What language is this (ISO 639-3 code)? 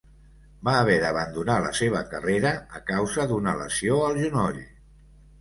cat